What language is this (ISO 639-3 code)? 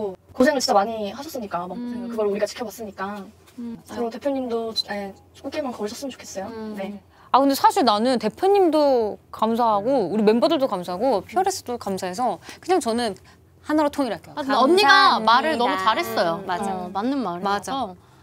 kor